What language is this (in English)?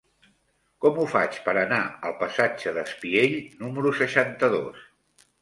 Catalan